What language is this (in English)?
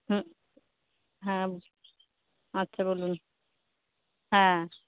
Bangla